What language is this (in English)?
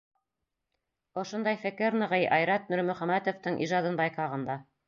Bashkir